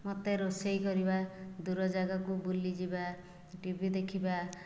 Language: Odia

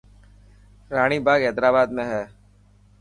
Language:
Dhatki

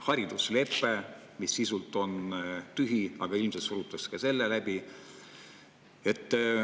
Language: Estonian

